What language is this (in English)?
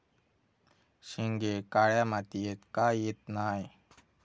Marathi